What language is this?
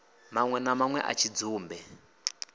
Venda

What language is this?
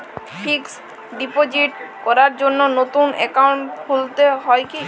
Bangla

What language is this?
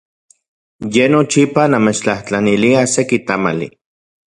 Central Puebla Nahuatl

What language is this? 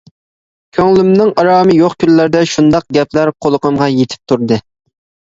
Uyghur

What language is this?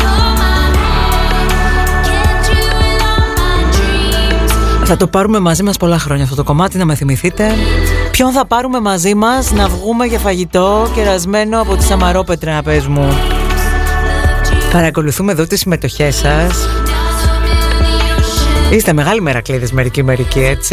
Greek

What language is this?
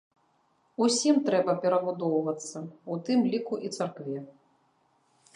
Belarusian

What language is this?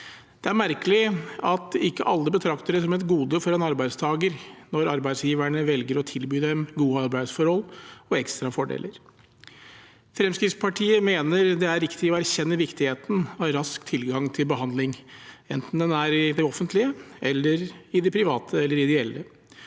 Norwegian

